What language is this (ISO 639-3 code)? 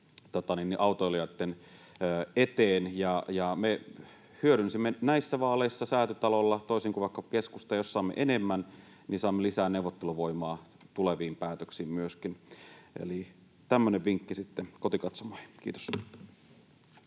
fin